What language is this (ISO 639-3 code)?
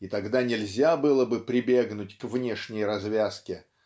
rus